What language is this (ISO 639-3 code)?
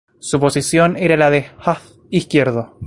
spa